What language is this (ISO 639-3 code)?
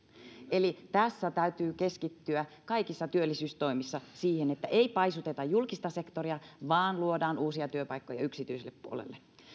fin